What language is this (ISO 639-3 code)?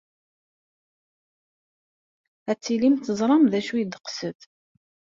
kab